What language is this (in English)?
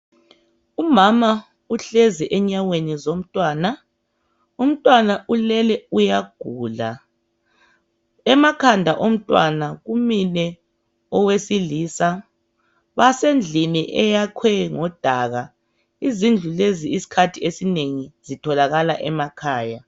North Ndebele